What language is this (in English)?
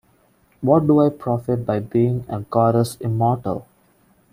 English